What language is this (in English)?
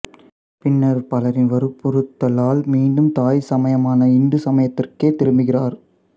Tamil